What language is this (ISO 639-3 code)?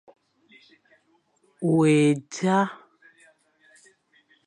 fan